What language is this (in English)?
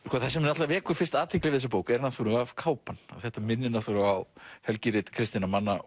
Icelandic